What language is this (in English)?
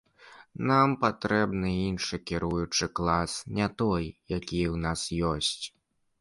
Belarusian